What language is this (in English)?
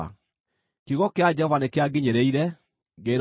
Kikuyu